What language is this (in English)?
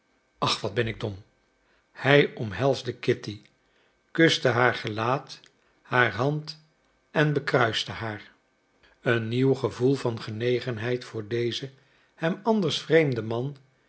Dutch